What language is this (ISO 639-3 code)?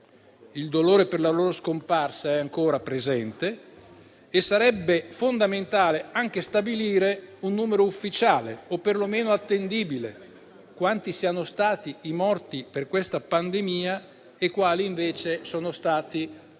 ita